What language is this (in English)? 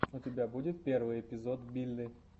Russian